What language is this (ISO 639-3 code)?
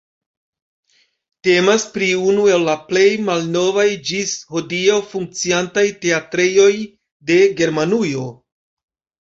epo